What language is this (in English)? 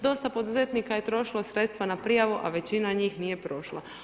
Croatian